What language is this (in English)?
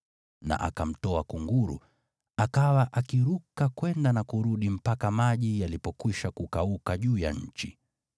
Swahili